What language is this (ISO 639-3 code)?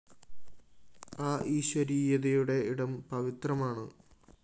mal